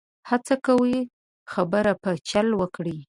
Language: Pashto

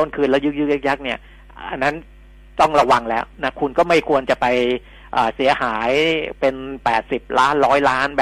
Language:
Thai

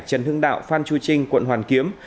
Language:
Vietnamese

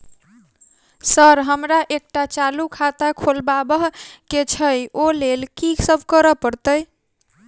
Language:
Maithili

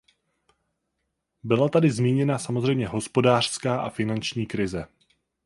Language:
Czech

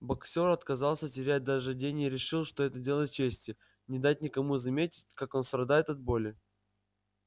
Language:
Russian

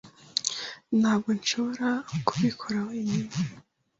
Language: Kinyarwanda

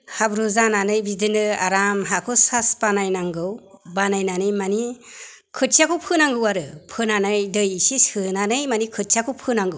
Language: Bodo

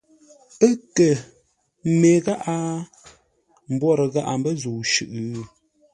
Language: Ngombale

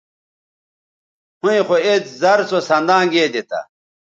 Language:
Bateri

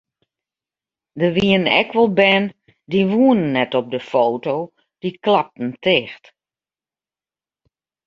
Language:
Western Frisian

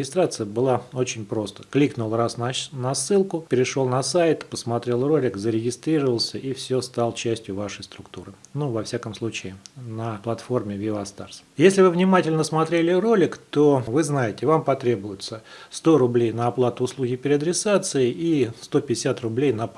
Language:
Russian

